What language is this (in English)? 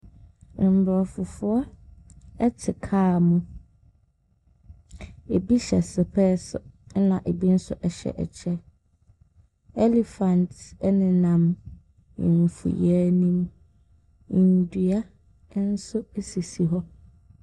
Akan